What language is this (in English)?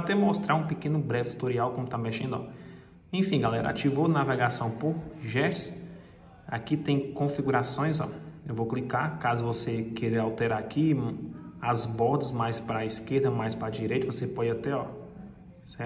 Portuguese